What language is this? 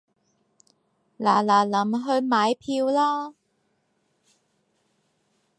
Cantonese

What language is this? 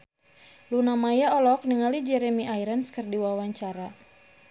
Sundanese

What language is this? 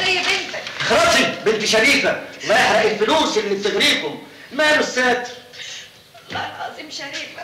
Arabic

